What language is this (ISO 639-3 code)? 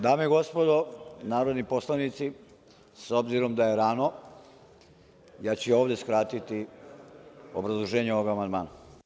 srp